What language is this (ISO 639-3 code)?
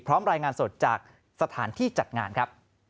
tha